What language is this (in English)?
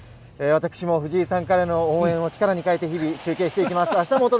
Japanese